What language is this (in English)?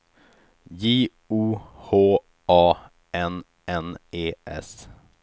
Swedish